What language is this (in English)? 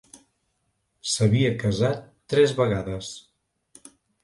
Catalan